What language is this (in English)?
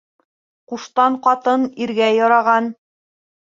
Bashkir